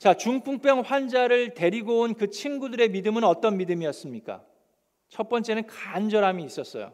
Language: Korean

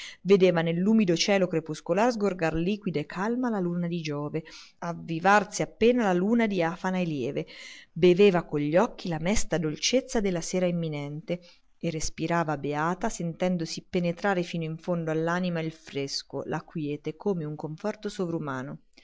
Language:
Italian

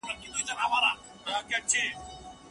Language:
Pashto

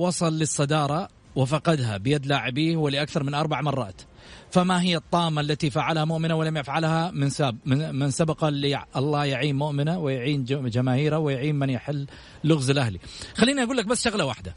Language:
Arabic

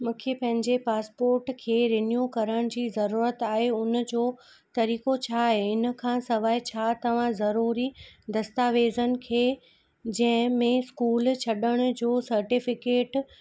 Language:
Sindhi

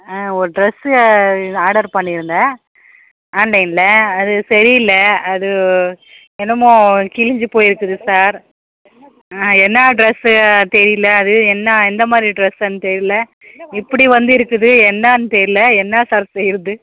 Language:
Tamil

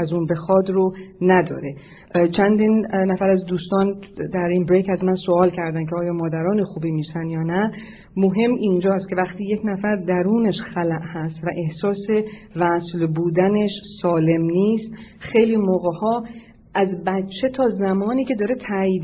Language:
Persian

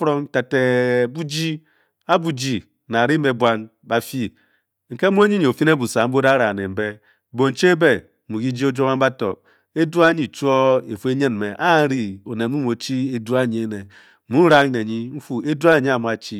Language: Bokyi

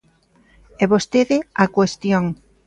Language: Galician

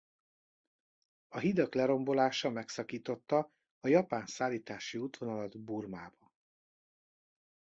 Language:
Hungarian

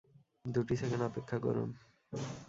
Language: Bangla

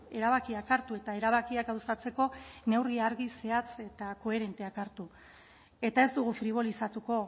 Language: Basque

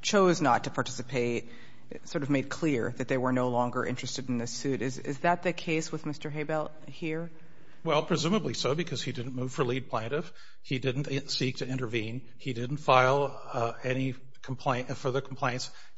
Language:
English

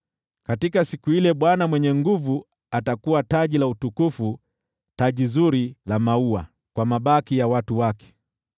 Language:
Swahili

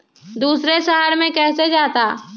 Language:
Magahi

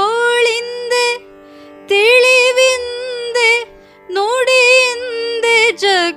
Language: Kannada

